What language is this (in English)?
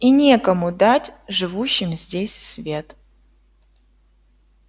Russian